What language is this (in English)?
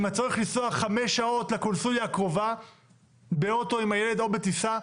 Hebrew